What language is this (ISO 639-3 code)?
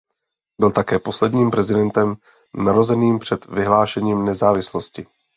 ces